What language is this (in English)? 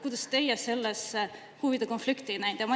Estonian